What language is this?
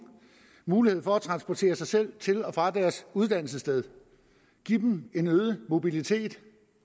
Danish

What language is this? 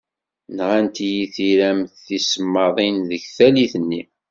Kabyle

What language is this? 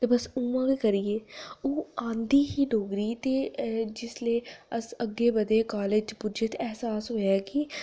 Dogri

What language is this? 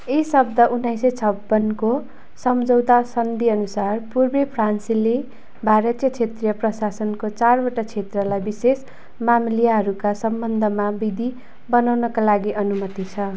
Nepali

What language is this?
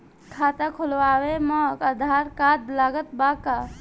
Bhojpuri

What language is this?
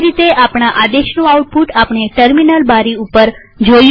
Gujarati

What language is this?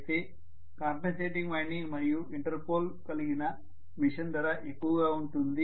Telugu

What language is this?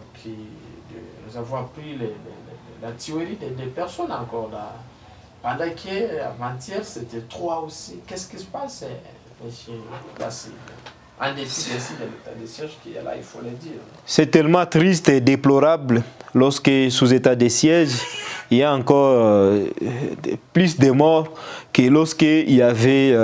French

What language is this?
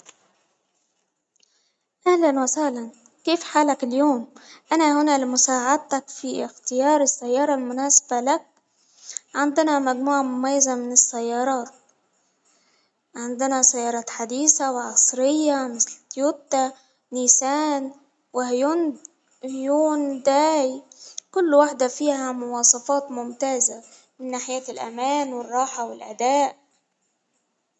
Hijazi Arabic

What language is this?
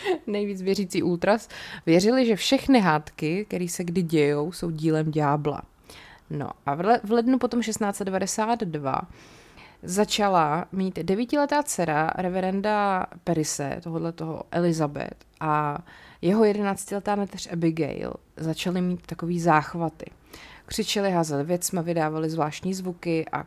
Czech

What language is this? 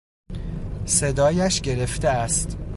Persian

